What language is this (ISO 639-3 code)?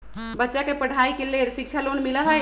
mag